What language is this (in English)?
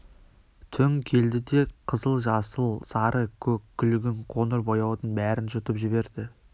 Kazakh